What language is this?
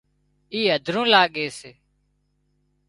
Wadiyara Koli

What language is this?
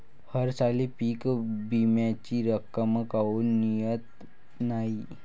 Marathi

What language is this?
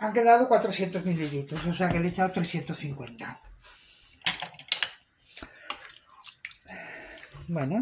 Spanish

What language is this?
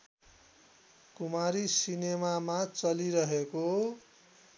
Nepali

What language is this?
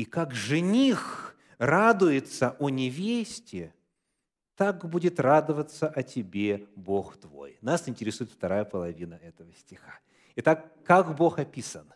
Russian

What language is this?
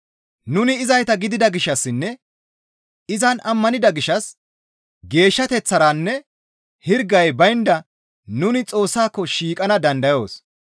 Gamo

